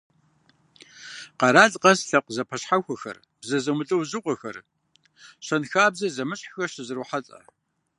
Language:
Kabardian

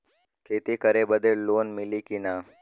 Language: Bhojpuri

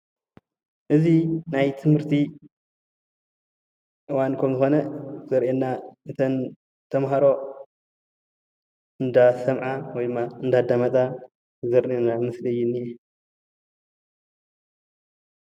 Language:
Tigrinya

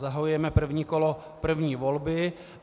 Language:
Czech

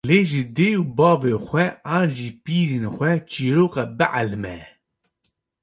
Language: Kurdish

